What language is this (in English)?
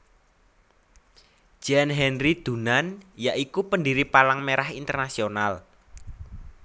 Javanese